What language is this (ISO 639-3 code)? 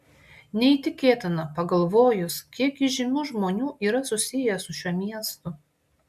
lit